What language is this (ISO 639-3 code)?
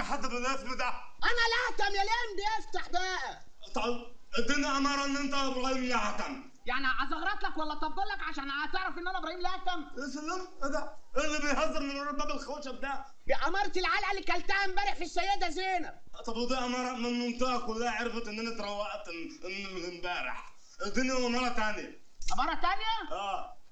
ara